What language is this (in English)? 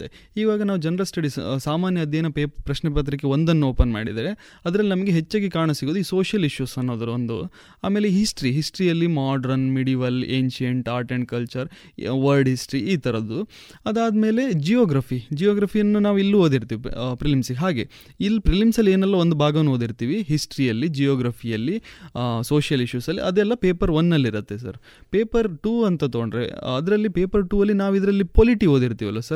Kannada